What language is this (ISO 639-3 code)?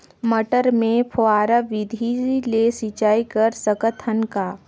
hne